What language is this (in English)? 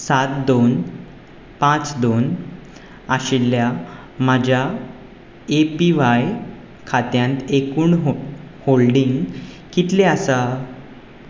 Konkani